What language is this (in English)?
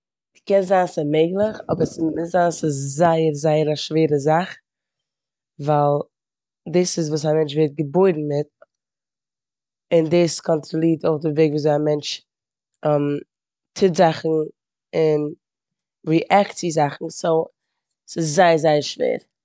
Yiddish